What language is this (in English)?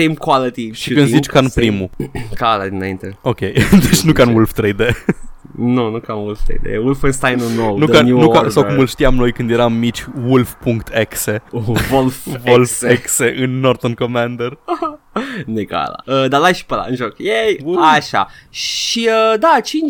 Romanian